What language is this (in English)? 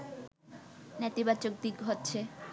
Bangla